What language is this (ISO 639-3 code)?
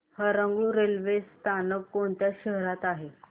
mar